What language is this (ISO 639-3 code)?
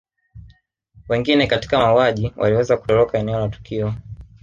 swa